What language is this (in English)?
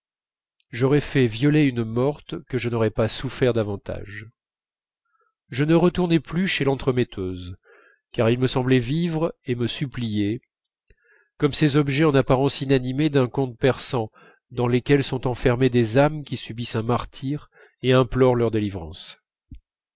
French